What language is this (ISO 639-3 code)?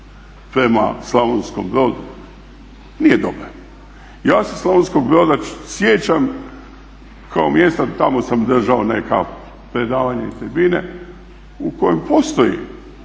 hrv